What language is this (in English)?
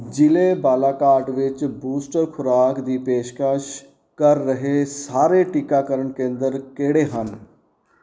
Punjabi